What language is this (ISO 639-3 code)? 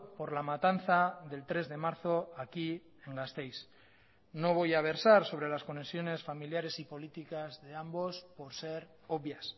spa